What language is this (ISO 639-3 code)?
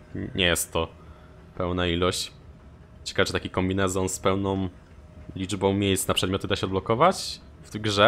pol